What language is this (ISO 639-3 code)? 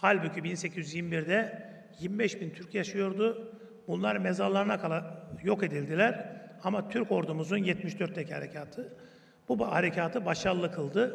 tur